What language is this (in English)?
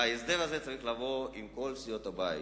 Hebrew